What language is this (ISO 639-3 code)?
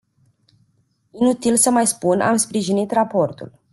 ron